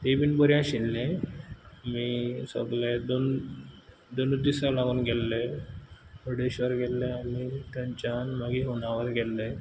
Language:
Konkani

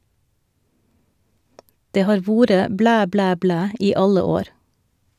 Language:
Norwegian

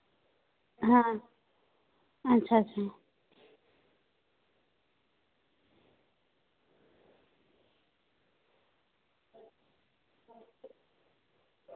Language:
Dogri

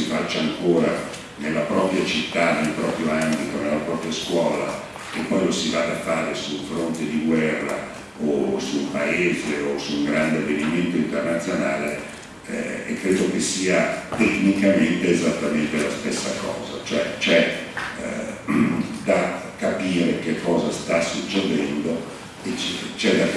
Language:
Italian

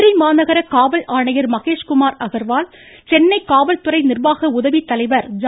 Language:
Tamil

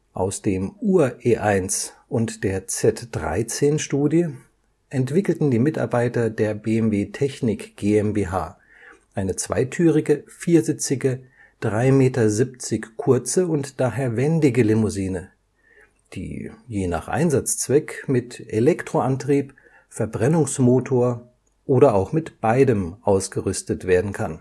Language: German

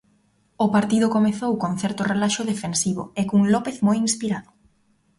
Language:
Galician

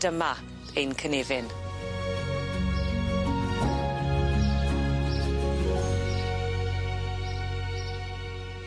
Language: Welsh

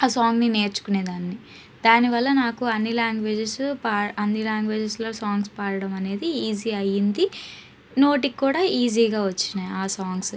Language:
Telugu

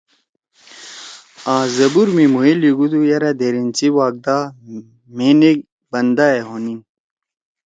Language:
Torwali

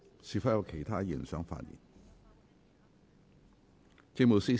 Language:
Cantonese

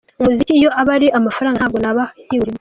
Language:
Kinyarwanda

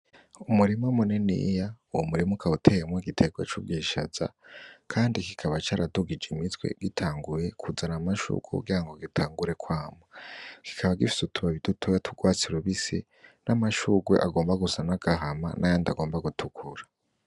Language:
Rundi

